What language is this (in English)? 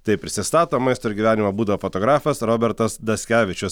Lithuanian